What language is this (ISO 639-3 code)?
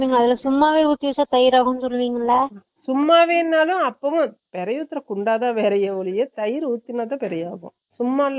tam